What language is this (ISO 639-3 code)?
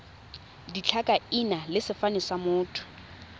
tsn